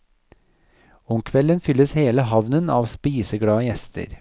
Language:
Norwegian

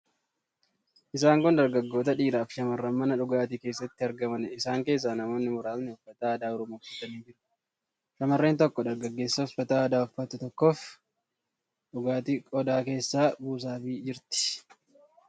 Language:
Oromo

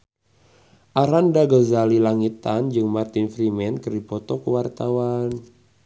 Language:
Sundanese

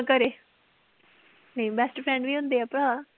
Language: Punjabi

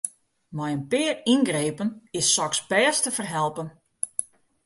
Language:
Western Frisian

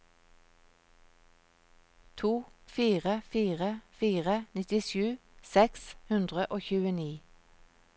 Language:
Norwegian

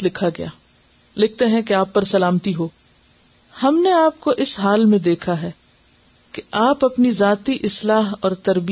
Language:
Urdu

